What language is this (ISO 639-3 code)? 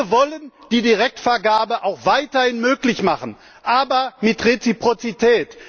deu